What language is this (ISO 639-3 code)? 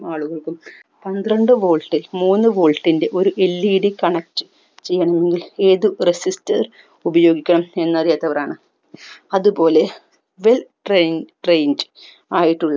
mal